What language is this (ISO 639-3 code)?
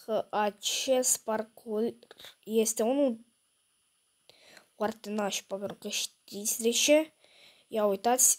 ron